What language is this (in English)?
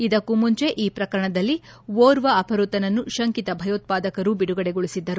Kannada